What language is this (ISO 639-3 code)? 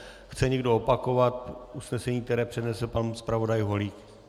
ces